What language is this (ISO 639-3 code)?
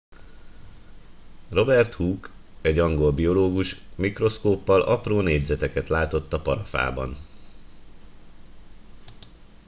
hun